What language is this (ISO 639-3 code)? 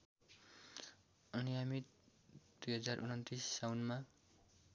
nep